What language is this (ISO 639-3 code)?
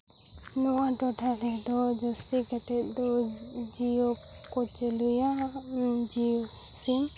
sat